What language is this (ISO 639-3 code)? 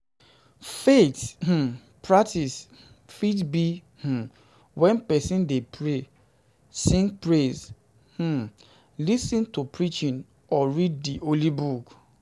pcm